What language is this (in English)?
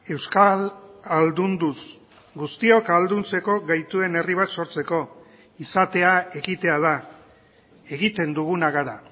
Basque